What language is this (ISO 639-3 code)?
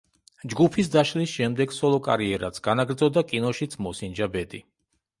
kat